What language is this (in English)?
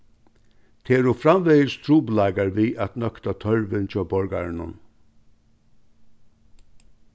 Faroese